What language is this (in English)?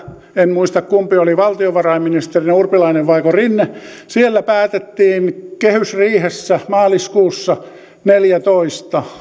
Finnish